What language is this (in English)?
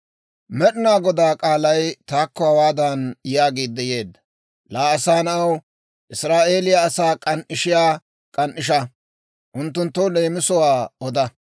Dawro